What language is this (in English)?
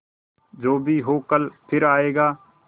Hindi